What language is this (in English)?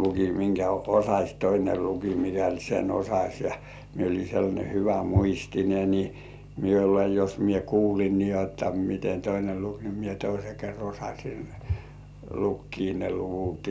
Finnish